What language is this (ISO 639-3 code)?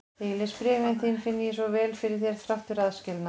isl